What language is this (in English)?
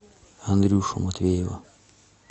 Russian